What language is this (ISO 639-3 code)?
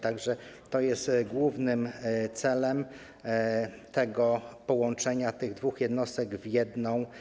pol